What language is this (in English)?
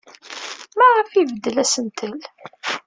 Kabyle